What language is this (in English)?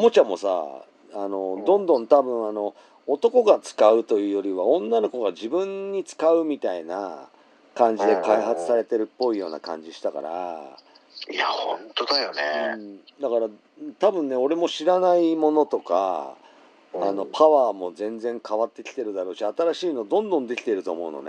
Japanese